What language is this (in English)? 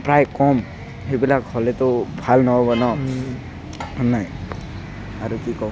Assamese